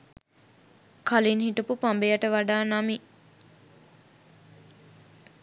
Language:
Sinhala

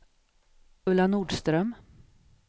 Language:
Swedish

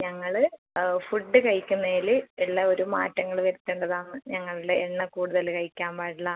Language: Malayalam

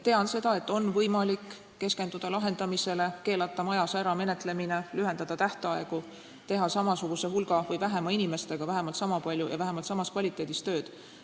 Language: Estonian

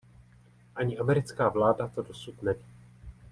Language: Czech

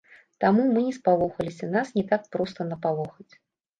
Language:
Belarusian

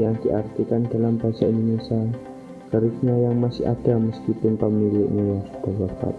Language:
Indonesian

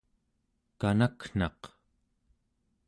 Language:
Central Yupik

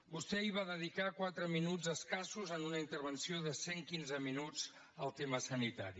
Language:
Catalan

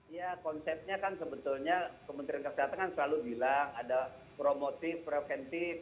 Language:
Indonesian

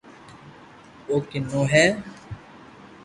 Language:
Loarki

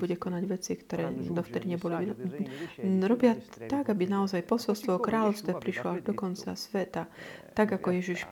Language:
Slovak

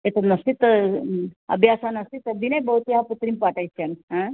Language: Sanskrit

